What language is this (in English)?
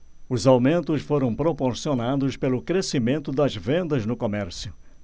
Portuguese